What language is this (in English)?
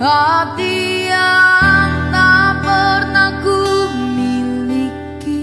Indonesian